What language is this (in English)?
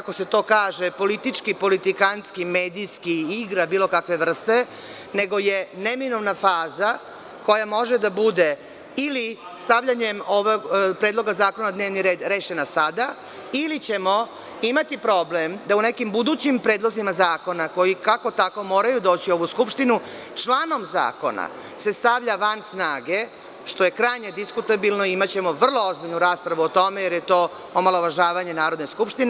Serbian